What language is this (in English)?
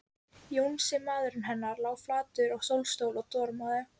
Icelandic